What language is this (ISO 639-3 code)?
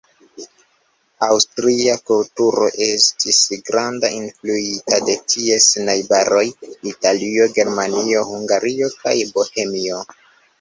epo